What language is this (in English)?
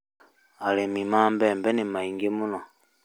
Kikuyu